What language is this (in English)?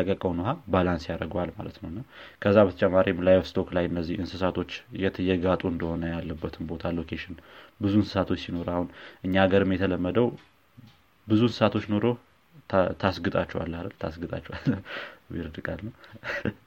Amharic